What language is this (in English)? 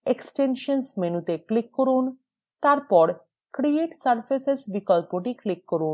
Bangla